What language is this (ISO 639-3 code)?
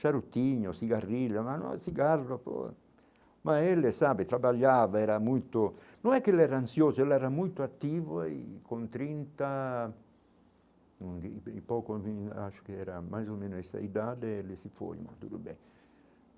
por